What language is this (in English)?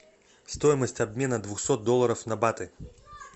Russian